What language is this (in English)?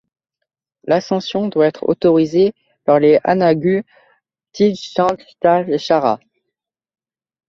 French